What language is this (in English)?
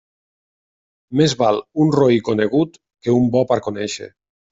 Catalan